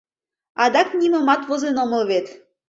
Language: Mari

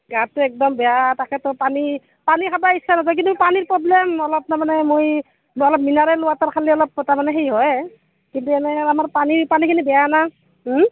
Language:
Assamese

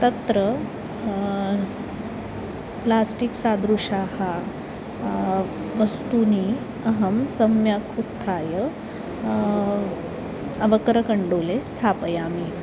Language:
Sanskrit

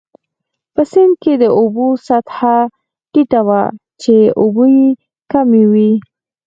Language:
Pashto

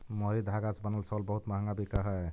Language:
Magahi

